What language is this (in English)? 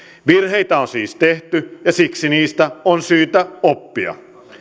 Finnish